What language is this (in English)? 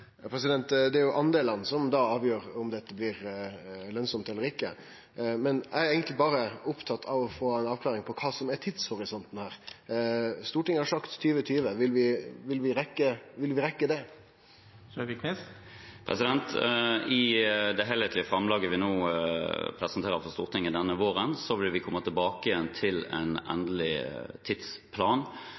Norwegian